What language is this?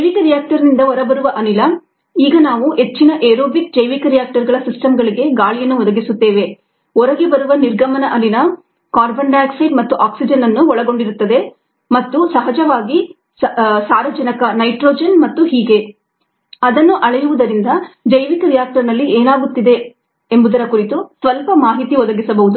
Kannada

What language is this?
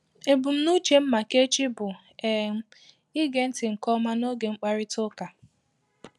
Igbo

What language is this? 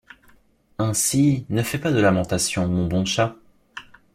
French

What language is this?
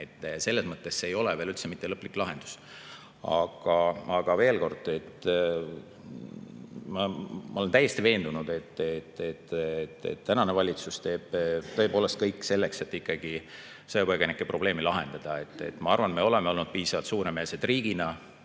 Estonian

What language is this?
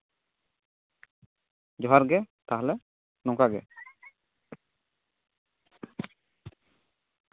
Santali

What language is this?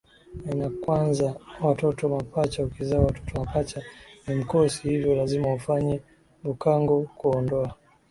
Swahili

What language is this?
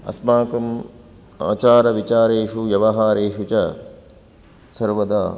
Sanskrit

